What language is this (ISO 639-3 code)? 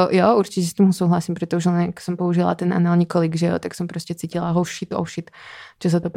ces